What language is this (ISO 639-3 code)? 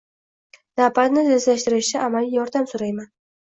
uzb